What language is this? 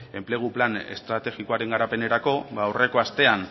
Basque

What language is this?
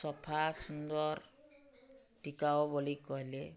Odia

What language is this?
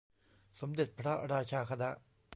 Thai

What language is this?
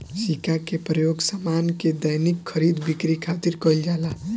Bhojpuri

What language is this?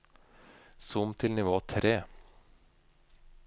Norwegian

